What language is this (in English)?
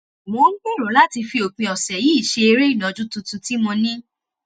Yoruba